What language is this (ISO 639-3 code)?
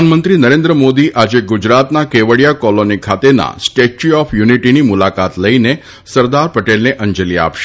guj